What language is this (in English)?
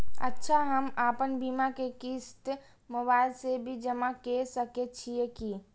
Maithili